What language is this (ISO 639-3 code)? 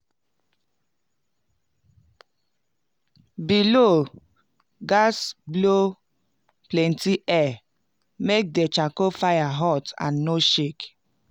pcm